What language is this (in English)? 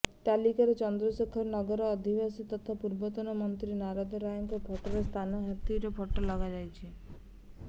Odia